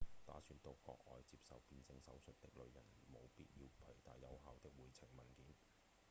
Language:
Cantonese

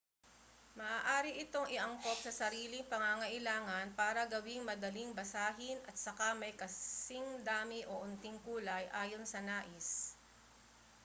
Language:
Filipino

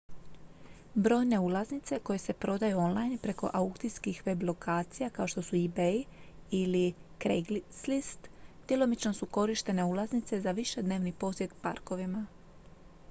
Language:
Croatian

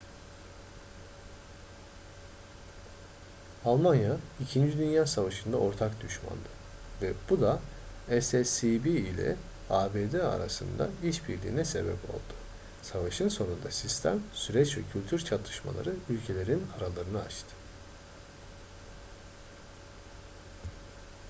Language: Turkish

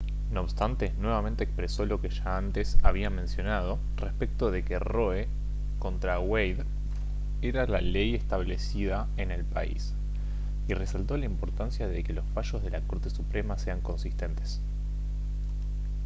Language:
Spanish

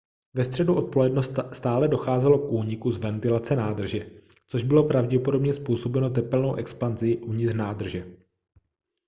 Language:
Czech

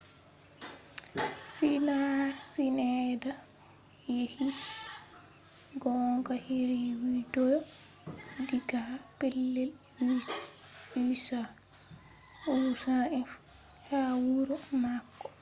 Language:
Fula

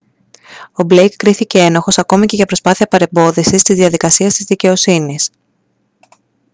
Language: Greek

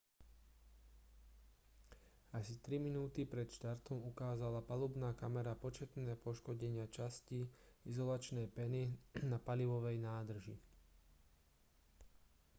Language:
Slovak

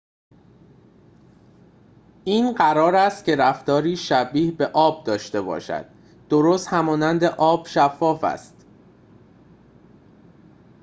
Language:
Persian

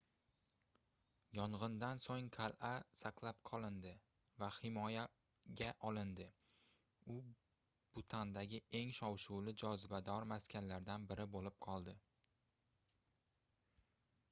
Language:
Uzbek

